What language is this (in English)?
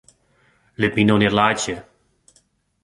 Western Frisian